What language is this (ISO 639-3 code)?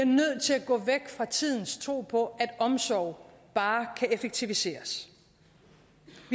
dan